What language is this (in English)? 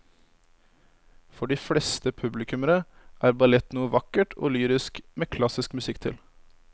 Norwegian